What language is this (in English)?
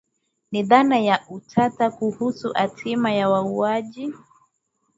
Swahili